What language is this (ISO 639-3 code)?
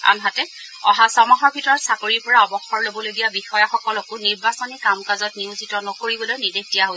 asm